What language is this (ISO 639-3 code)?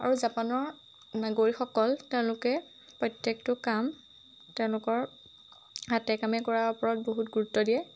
asm